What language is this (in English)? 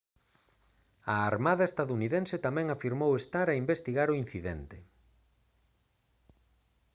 Galician